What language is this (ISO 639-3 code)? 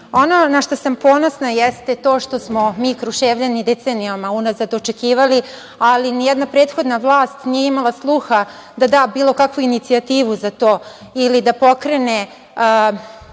srp